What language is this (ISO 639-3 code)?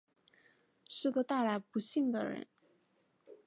zho